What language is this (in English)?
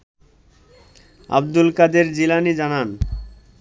Bangla